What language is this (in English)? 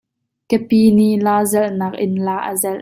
Hakha Chin